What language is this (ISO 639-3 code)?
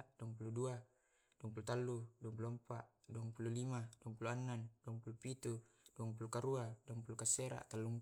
rob